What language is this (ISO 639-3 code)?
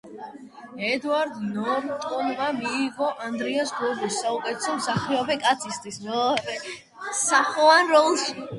kat